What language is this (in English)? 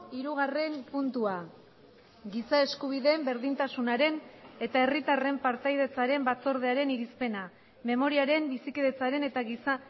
Basque